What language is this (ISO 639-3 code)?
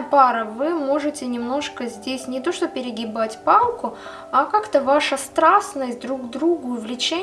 rus